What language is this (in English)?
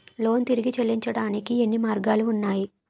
Telugu